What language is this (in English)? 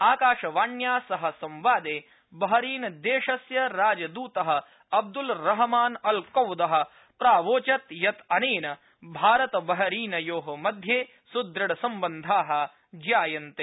Sanskrit